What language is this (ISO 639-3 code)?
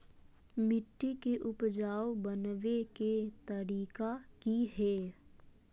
mag